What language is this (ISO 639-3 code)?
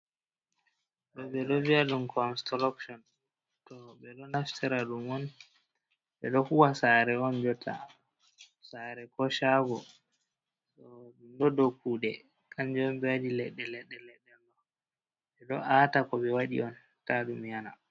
ful